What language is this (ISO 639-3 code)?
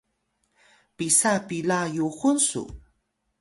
tay